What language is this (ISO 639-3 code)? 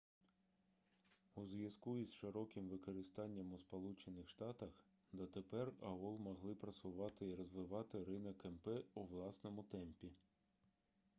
ukr